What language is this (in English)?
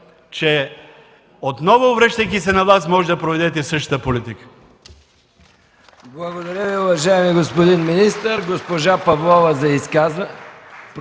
Bulgarian